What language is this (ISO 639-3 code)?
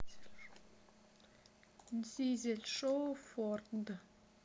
rus